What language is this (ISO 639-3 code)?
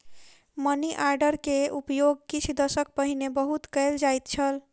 mai